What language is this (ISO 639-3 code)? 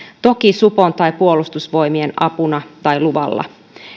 fin